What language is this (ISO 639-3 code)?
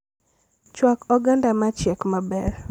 luo